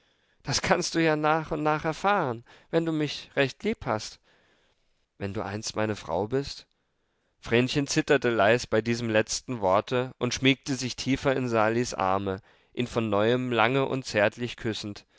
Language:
German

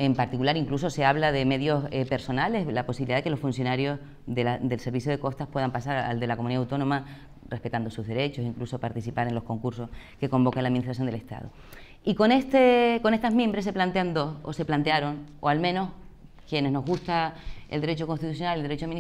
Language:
Spanish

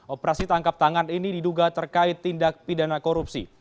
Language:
Indonesian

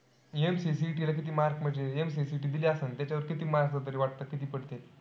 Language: Marathi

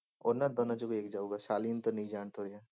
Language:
Punjabi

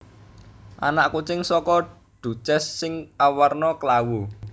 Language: Javanese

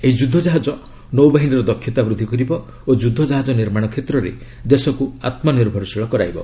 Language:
Odia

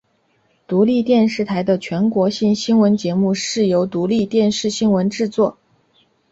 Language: Chinese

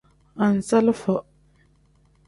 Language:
Tem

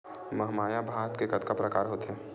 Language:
Chhattisgarhi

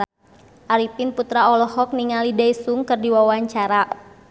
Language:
Sundanese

